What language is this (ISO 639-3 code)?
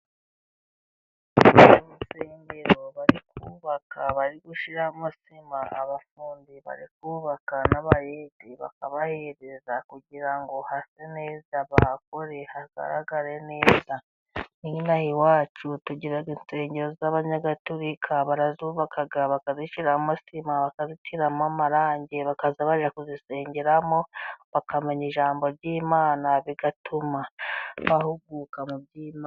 kin